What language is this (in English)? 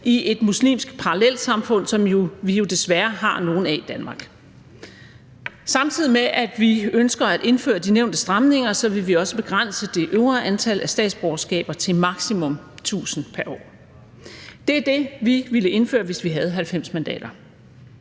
Danish